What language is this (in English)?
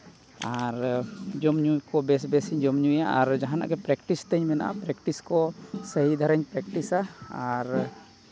Santali